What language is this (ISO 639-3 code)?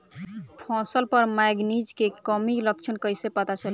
bho